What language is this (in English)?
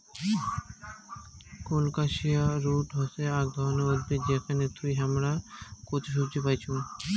Bangla